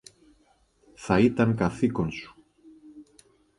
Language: Greek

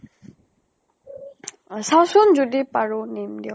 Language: Assamese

